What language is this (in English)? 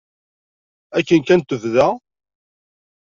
Kabyle